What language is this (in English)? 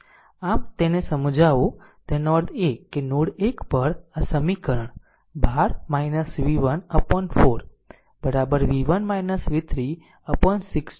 Gujarati